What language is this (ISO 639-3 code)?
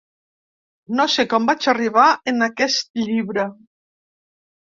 cat